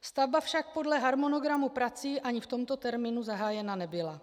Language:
Czech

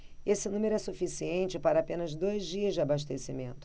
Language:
Portuguese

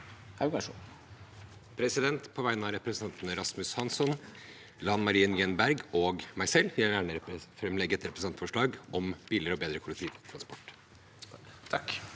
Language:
Norwegian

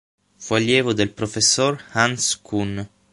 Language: Italian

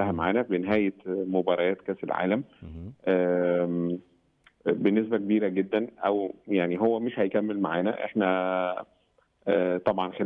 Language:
Arabic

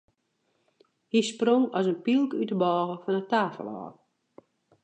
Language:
Western Frisian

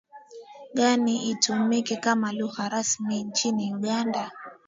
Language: Swahili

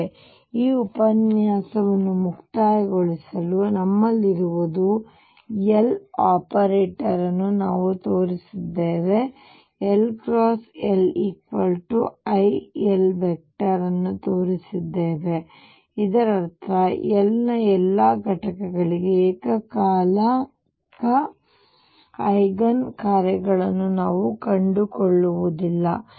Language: Kannada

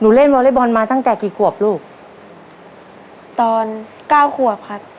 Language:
Thai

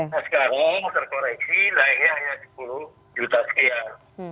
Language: Indonesian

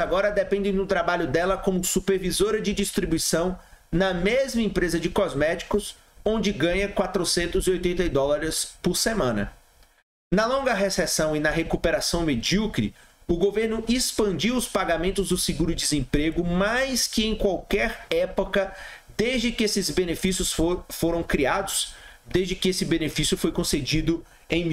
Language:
Portuguese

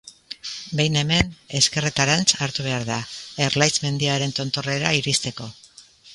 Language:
Basque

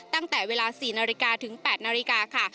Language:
Thai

